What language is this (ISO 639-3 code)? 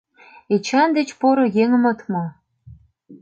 chm